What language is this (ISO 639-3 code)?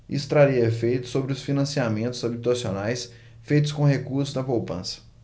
por